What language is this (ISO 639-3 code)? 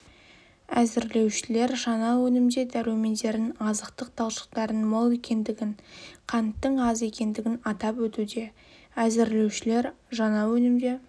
kaz